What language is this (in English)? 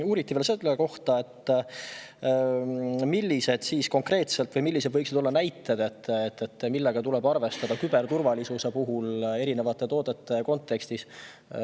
Estonian